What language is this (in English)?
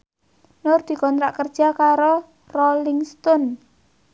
Javanese